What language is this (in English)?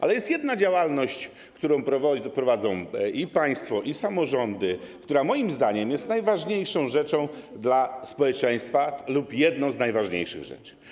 Polish